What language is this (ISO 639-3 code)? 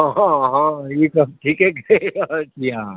mai